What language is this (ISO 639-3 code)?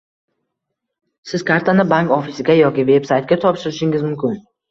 uzb